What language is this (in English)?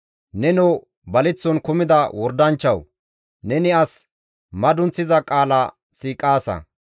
Gamo